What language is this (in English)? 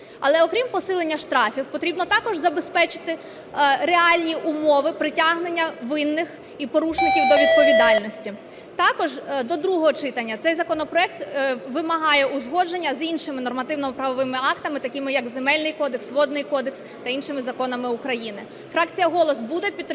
Ukrainian